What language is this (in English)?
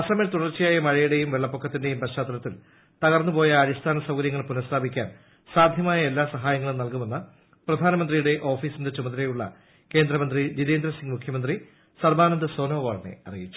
Malayalam